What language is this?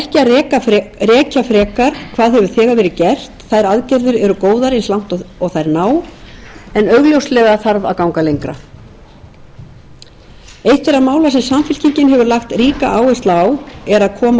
Icelandic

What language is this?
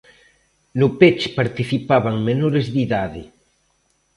Galician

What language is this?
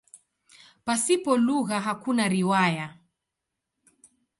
Swahili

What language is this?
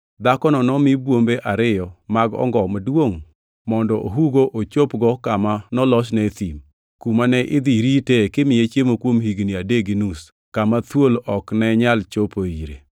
Luo (Kenya and Tanzania)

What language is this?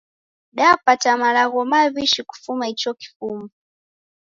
Taita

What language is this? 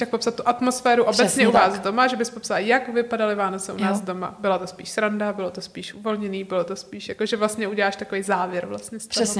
Czech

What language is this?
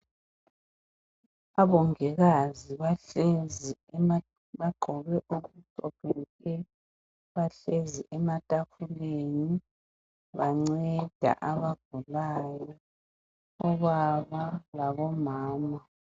North Ndebele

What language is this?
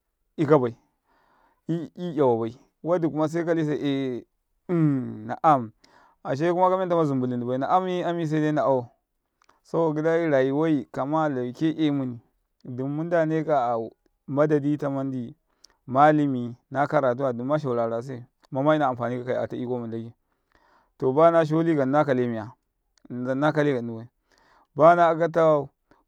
Karekare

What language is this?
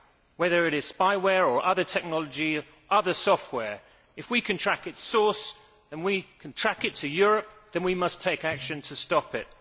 English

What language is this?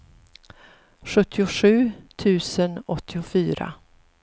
Swedish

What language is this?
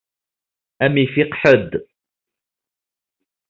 Kabyle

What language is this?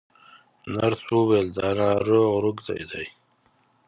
Pashto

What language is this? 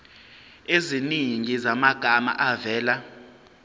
Zulu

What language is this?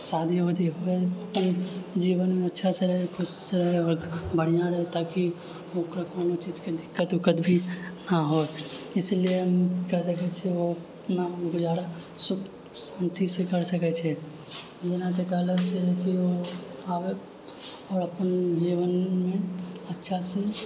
Maithili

